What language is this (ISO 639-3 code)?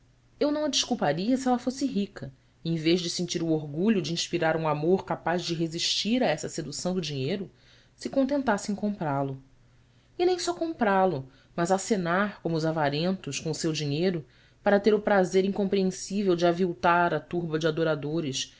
por